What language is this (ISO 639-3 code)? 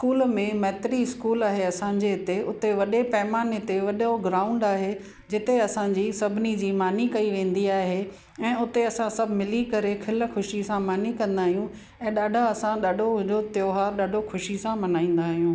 snd